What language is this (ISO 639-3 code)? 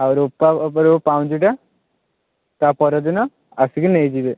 ori